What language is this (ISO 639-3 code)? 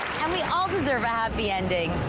eng